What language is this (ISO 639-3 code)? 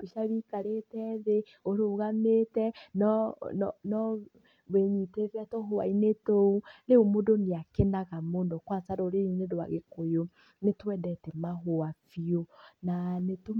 kik